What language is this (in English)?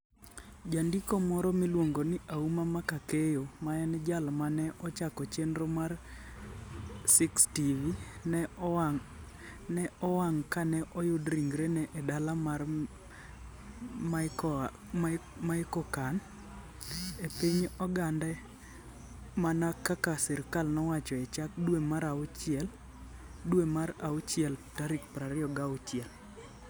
Luo (Kenya and Tanzania)